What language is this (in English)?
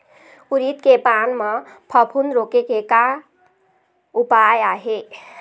Chhattisgarhi